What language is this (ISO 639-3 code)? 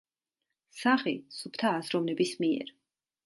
kat